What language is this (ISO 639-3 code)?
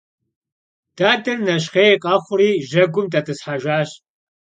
kbd